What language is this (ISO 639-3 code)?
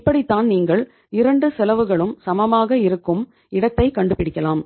tam